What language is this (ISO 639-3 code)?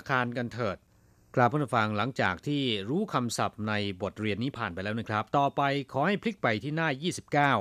tha